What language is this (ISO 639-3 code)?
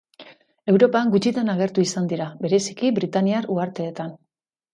eus